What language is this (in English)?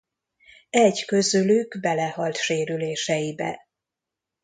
Hungarian